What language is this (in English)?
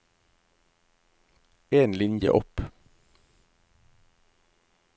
Norwegian